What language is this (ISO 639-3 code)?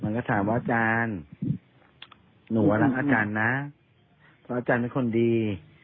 tha